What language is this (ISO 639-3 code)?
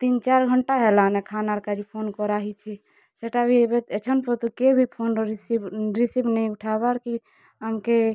ori